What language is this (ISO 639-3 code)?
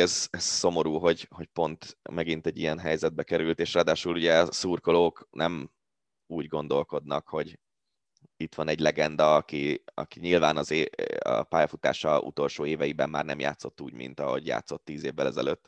hun